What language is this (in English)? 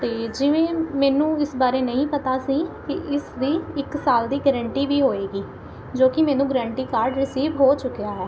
Punjabi